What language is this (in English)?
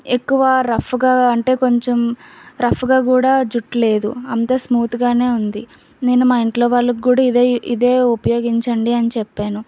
Telugu